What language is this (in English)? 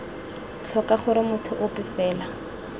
Tswana